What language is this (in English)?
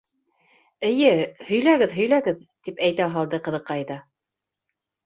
Bashkir